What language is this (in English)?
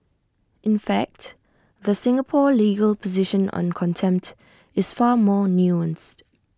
English